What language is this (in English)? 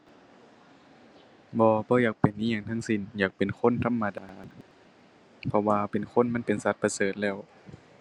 Thai